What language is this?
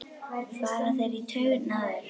Icelandic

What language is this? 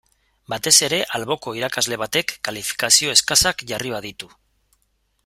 Basque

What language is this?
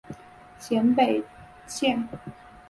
Chinese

